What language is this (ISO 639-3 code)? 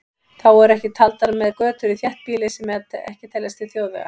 isl